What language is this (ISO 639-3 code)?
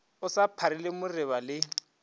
nso